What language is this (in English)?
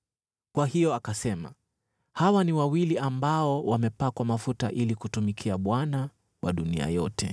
Swahili